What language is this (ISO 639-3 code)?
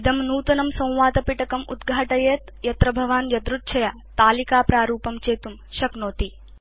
san